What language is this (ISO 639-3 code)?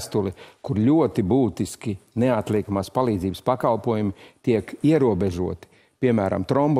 lav